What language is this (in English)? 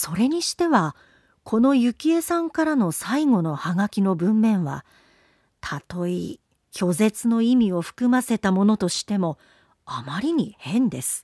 Japanese